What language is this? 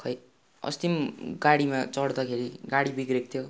Nepali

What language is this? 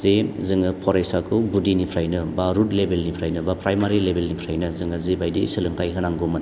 Bodo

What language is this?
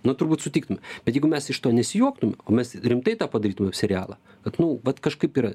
Lithuanian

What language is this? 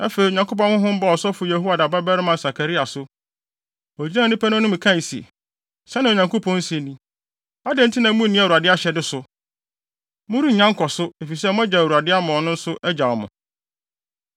Akan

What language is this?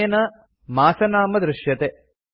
Sanskrit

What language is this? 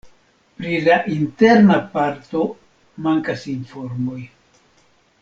Esperanto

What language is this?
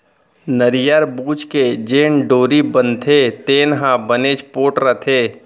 Chhattisgarhi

